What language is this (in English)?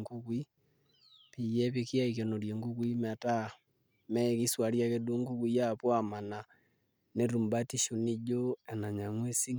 Masai